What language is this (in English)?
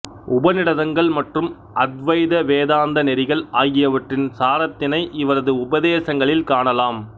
Tamil